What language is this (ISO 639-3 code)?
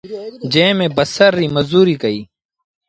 sbn